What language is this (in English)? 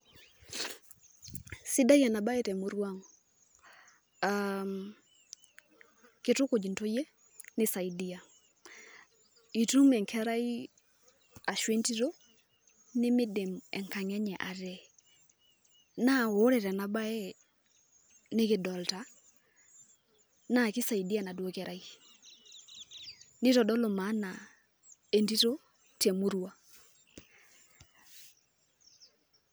Masai